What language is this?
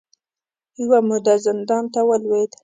Pashto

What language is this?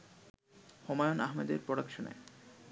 Bangla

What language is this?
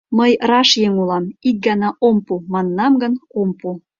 Mari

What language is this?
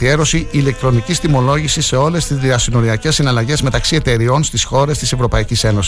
Greek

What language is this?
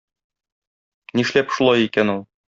Tatar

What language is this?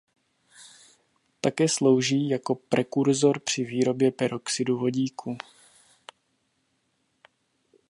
Czech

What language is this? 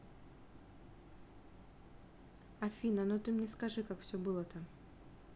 Russian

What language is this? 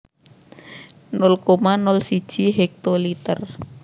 Javanese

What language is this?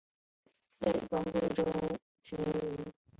Chinese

